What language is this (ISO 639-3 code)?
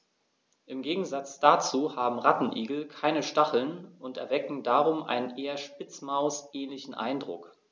deu